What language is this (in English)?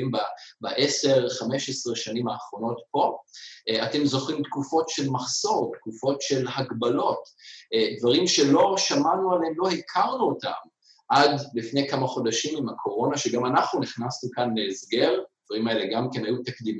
Hebrew